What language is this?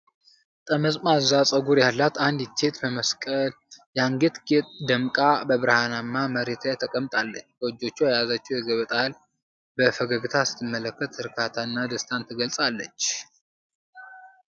Amharic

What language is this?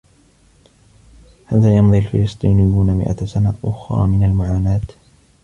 Arabic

